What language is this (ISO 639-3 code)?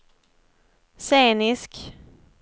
swe